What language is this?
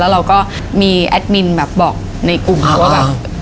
Thai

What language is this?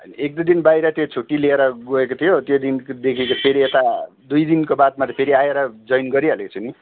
Nepali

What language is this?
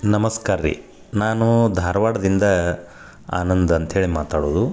Kannada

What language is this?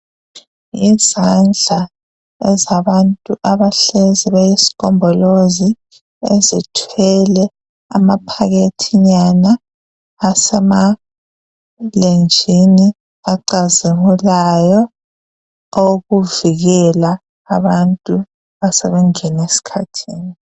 North Ndebele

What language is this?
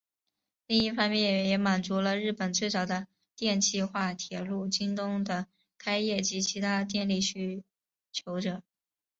Chinese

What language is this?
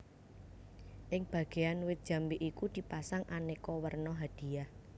Javanese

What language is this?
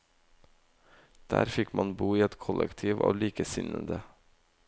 Norwegian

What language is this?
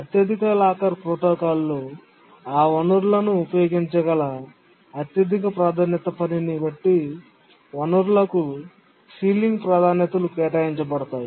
Telugu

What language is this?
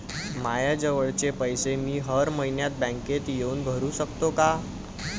Marathi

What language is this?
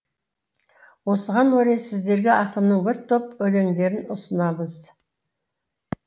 Kazakh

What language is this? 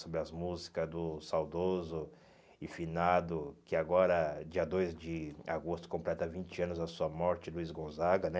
Portuguese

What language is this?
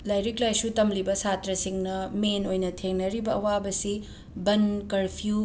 Manipuri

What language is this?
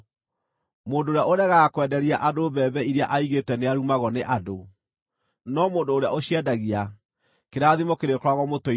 Kikuyu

